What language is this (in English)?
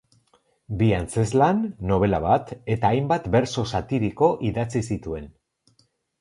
Basque